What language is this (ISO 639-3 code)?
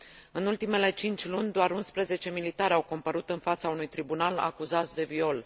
ron